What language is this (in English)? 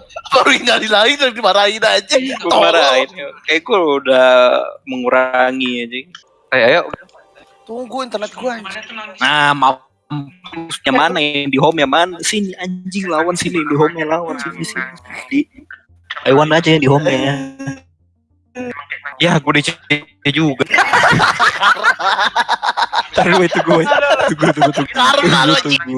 Indonesian